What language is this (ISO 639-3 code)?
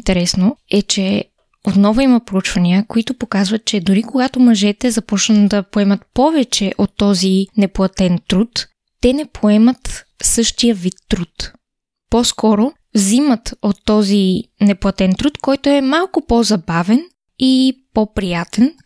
bul